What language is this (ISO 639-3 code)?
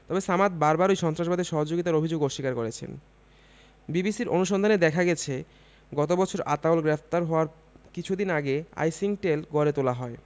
ben